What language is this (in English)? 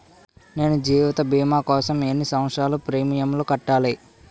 Telugu